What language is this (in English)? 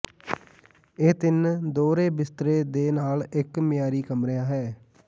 Punjabi